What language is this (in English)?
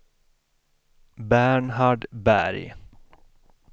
Swedish